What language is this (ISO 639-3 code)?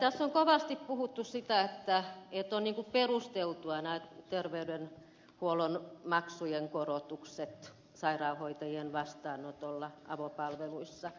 fin